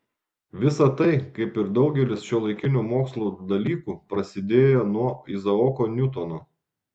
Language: Lithuanian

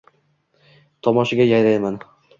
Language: Uzbek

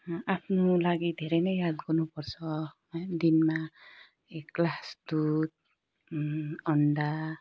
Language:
Nepali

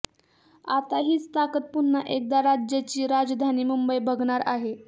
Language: Marathi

